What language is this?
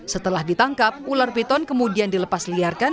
Indonesian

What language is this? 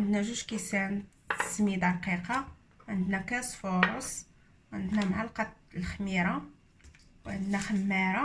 Arabic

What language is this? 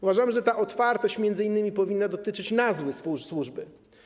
Polish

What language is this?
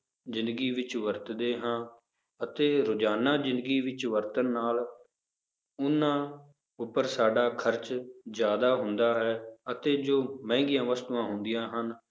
Punjabi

